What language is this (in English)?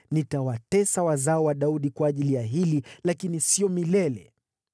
Swahili